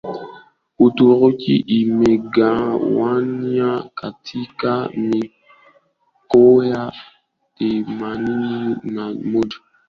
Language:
Swahili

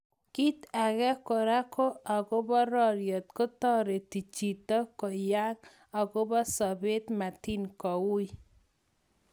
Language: Kalenjin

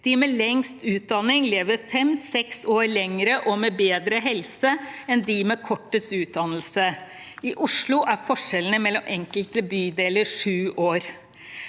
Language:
Norwegian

